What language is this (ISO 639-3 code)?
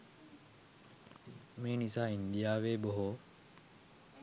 sin